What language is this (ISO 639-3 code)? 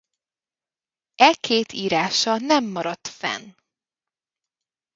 hun